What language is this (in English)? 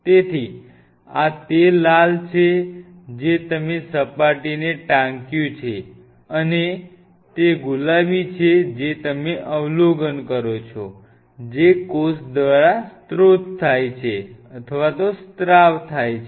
Gujarati